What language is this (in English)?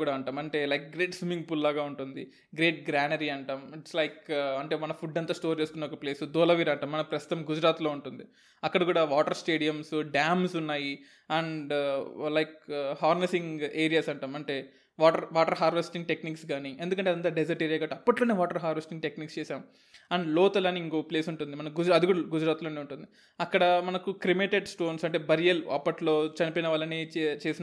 Telugu